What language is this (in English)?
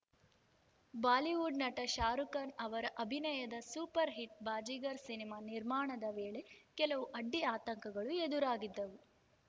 Kannada